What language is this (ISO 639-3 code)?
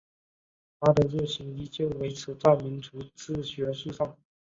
zho